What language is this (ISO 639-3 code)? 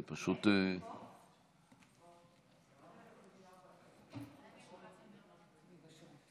heb